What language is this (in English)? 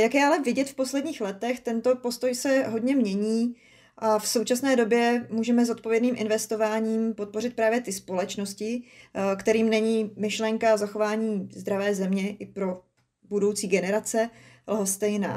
Czech